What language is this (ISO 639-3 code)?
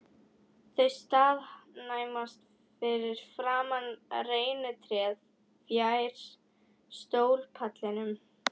isl